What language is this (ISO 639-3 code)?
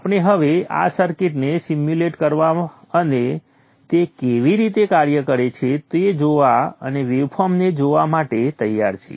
guj